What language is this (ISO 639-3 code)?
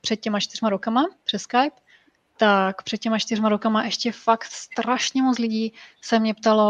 ces